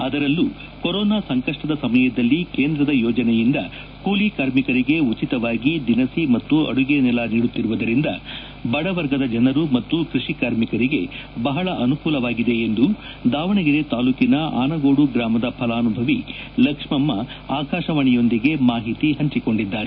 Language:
Kannada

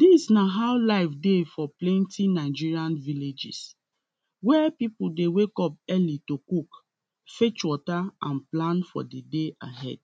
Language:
Nigerian Pidgin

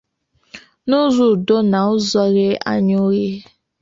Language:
Igbo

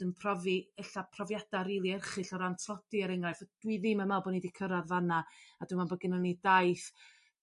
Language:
Welsh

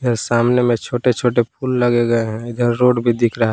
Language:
Hindi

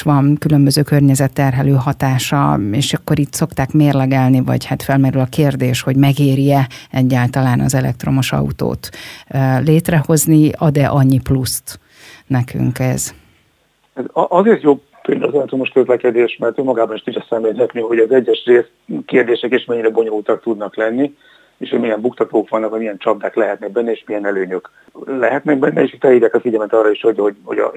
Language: Hungarian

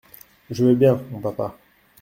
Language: French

